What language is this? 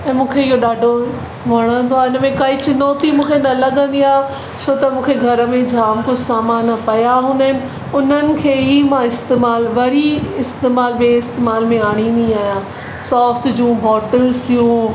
Sindhi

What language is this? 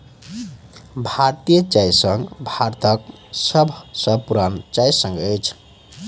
Maithili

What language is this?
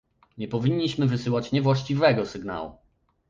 Polish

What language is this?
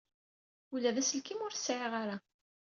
Kabyle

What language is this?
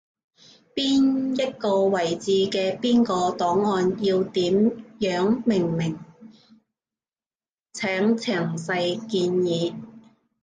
Cantonese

